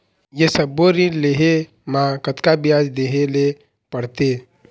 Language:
Chhattisgarhi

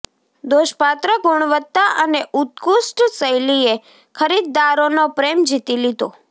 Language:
Gujarati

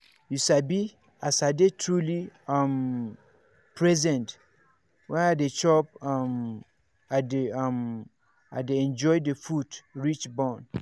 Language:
Nigerian Pidgin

